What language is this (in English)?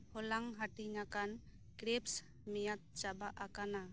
Santali